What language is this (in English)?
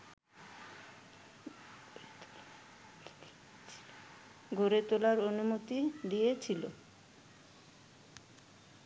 Bangla